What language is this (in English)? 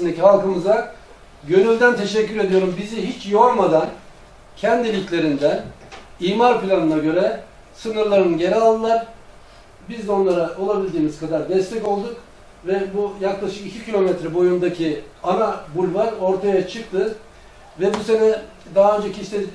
Turkish